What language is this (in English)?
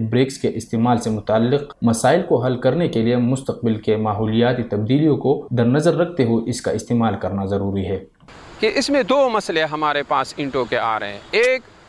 Urdu